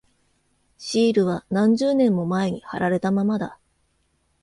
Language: Japanese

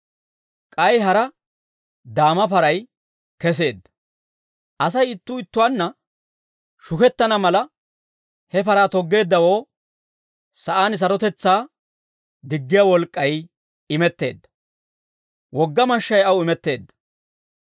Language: Dawro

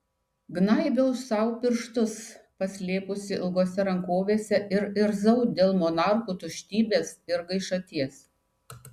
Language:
Lithuanian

